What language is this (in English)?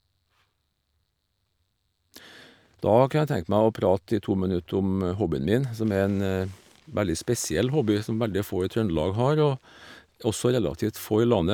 Norwegian